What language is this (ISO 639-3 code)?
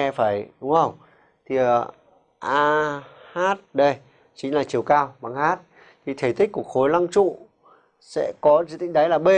vie